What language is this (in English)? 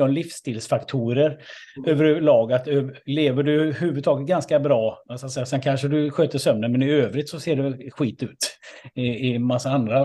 Swedish